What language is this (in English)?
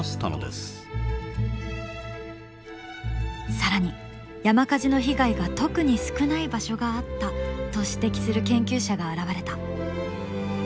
Japanese